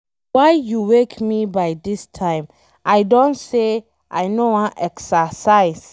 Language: Nigerian Pidgin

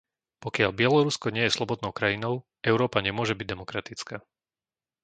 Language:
Slovak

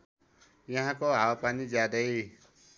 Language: Nepali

